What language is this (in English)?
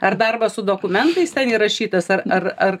Lithuanian